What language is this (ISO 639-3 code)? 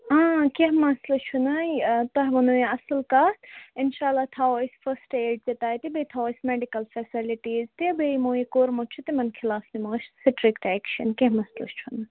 kas